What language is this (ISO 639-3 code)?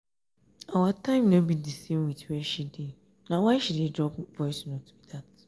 pcm